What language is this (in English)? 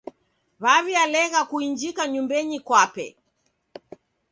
Taita